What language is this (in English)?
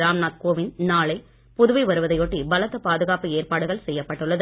Tamil